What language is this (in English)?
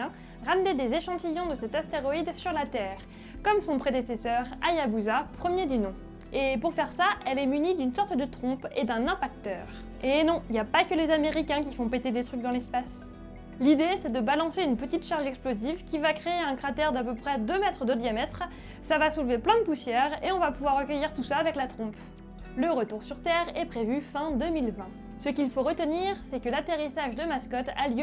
French